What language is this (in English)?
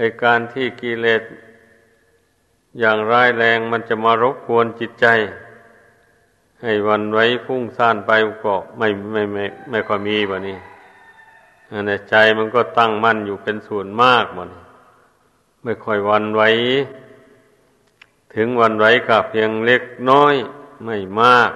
Thai